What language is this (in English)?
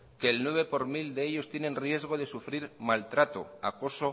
Spanish